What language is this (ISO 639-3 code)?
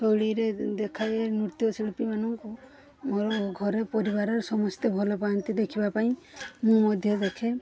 ori